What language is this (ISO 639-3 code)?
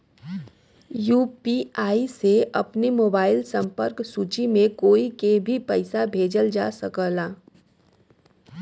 bho